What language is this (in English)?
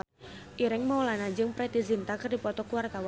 Sundanese